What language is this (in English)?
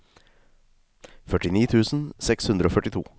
Norwegian